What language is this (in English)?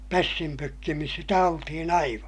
Finnish